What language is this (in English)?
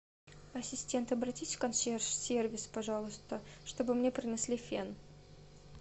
Russian